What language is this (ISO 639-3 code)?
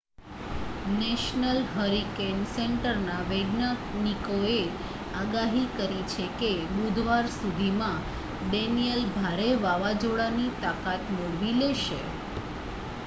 guj